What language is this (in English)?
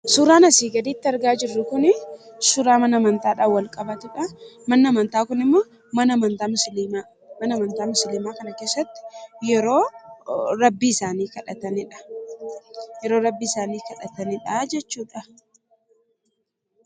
Oromo